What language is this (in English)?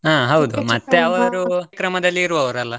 Kannada